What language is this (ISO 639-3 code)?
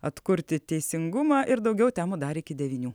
lit